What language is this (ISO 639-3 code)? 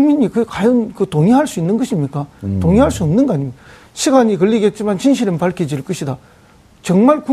kor